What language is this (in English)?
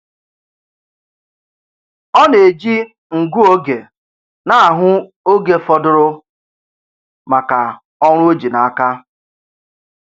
Igbo